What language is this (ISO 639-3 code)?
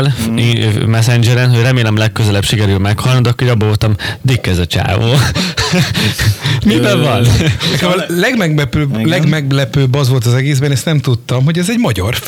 hun